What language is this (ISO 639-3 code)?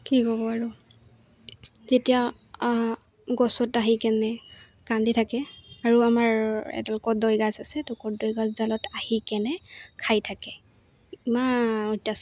asm